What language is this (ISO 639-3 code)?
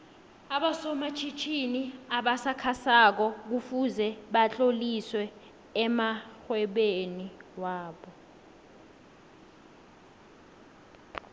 nbl